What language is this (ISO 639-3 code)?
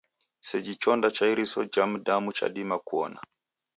dav